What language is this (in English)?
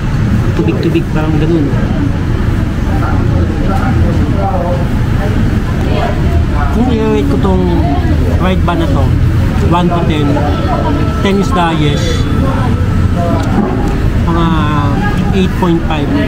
Filipino